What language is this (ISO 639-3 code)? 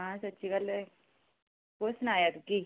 doi